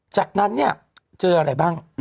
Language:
Thai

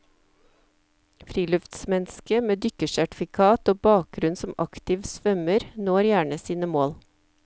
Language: Norwegian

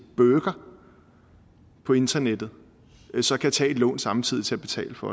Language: Danish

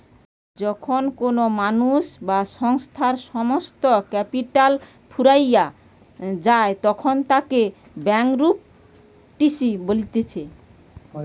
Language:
Bangla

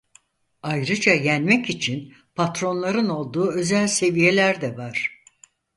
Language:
Turkish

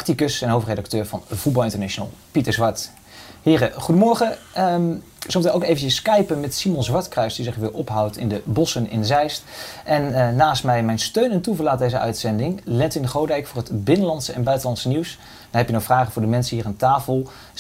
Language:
Dutch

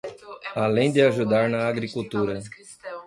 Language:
Portuguese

